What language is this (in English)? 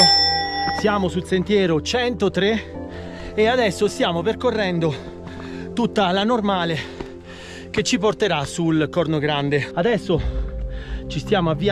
Italian